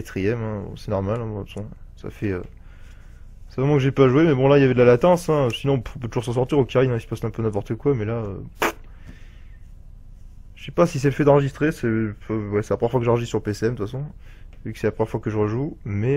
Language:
French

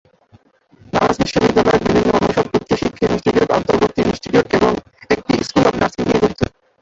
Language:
Bangla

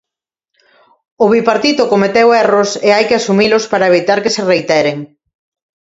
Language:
Galician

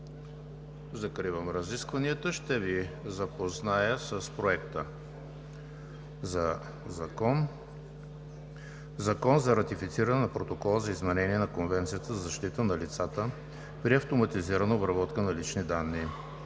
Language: Bulgarian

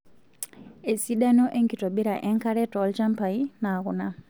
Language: Masai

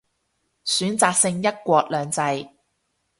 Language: Cantonese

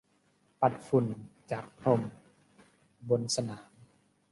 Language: Thai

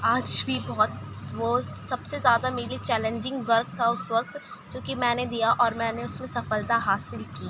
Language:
Urdu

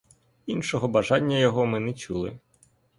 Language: Ukrainian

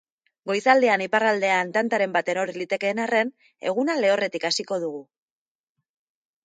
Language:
Basque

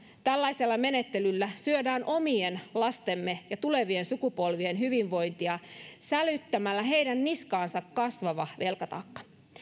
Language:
Finnish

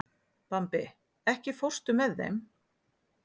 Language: Icelandic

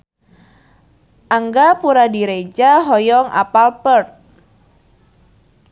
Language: Sundanese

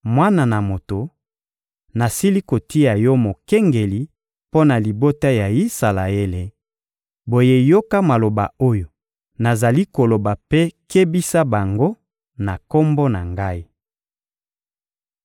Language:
Lingala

